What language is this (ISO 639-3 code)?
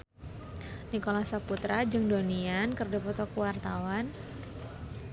sun